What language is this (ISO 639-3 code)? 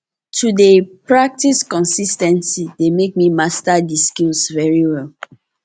pcm